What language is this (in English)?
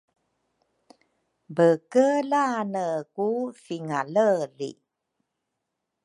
Rukai